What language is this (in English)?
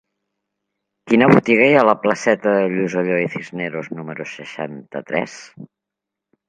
Catalan